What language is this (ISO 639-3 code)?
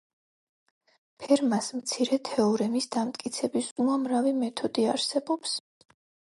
kat